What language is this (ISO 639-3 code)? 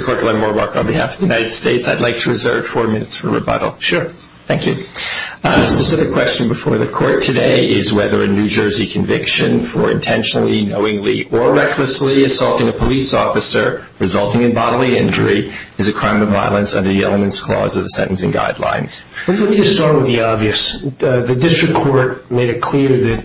eng